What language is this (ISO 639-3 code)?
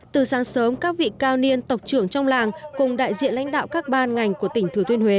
vie